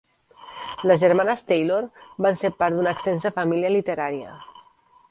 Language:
Catalan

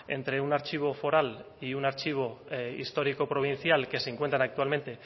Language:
Spanish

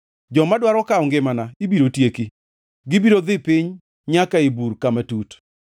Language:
Luo (Kenya and Tanzania)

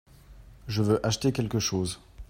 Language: French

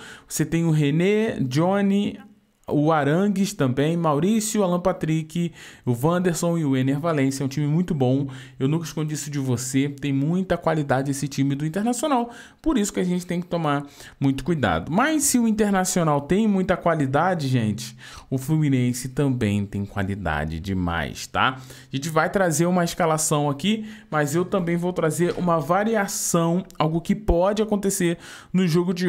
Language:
Portuguese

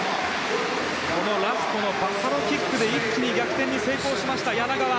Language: Japanese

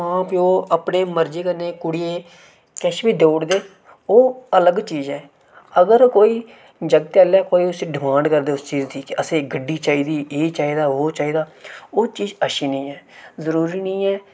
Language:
Dogri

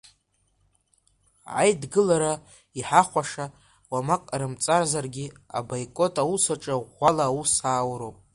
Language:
Abkhazian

